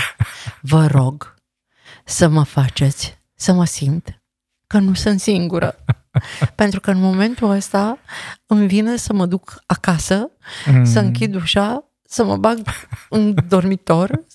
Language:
Romanian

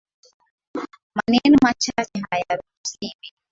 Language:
Swahili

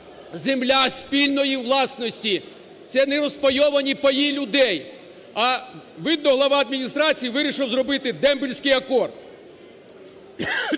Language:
Ukrainian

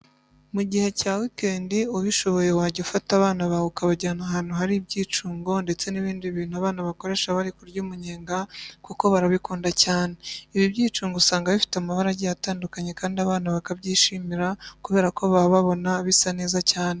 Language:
Kinyarwanda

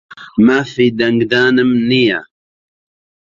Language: Central Kurdish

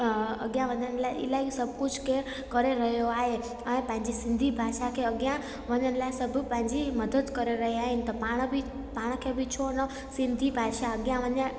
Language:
Sindhi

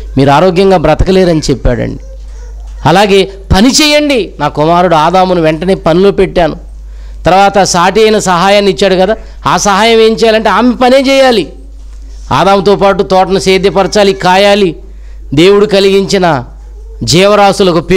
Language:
Telugu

